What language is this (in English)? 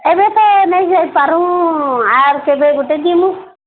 Odia